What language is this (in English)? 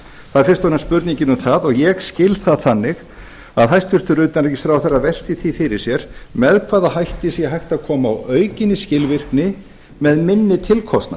Icelandic